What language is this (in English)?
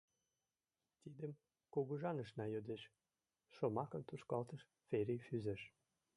Mari